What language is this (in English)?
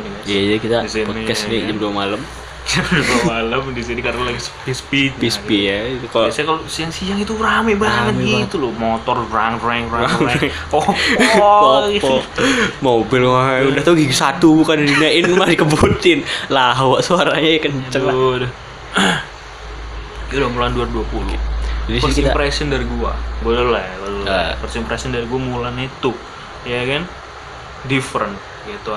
Indonesian